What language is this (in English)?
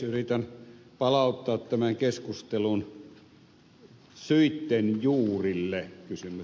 Finnish